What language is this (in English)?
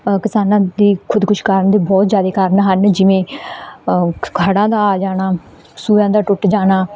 Punjabi